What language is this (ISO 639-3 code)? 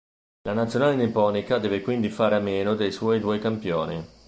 ita